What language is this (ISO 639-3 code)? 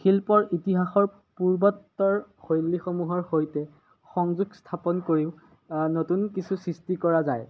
asm